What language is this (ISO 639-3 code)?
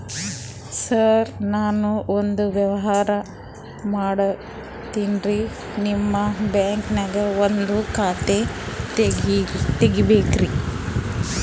kan